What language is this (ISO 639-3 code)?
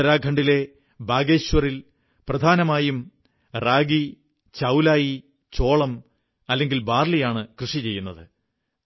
mal